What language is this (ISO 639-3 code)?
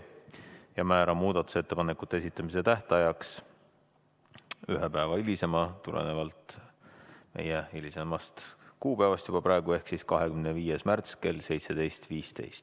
est